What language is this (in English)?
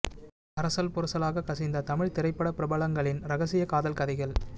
Tamil